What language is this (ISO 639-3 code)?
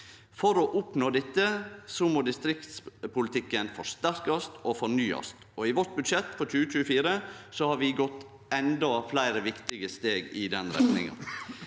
nor